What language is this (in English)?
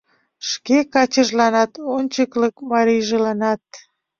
Mari